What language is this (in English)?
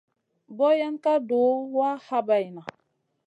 Masana